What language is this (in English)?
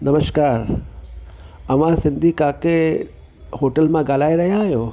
Sindhi